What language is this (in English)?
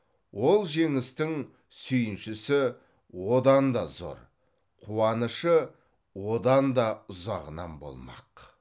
Kazakh